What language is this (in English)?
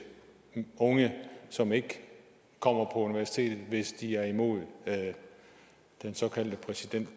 Danish